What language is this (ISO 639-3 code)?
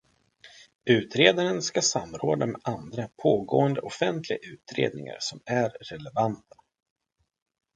swe